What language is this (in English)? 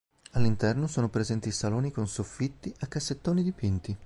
Italian